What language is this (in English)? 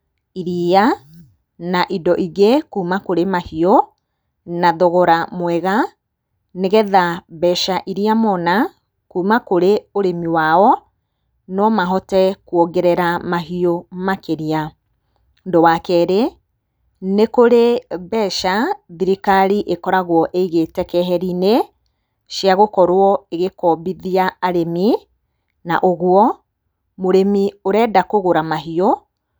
Kikuyu